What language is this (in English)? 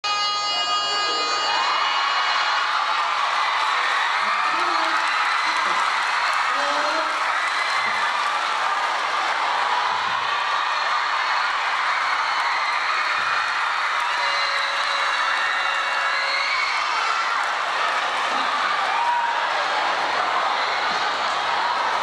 Thai